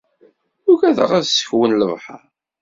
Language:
Kabyle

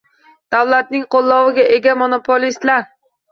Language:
Uzbek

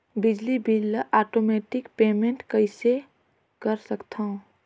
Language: Chhattisgarhi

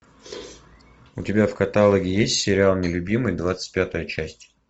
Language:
Russian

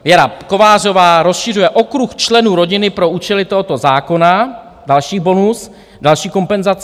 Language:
Czech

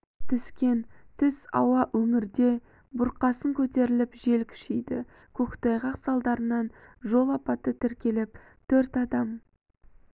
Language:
Kazakh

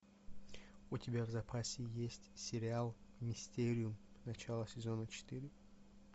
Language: Russian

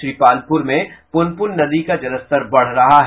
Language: Hindi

